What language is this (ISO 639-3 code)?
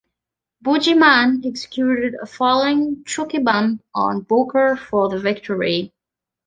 eng